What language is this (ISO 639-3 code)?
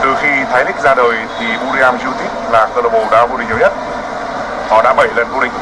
vie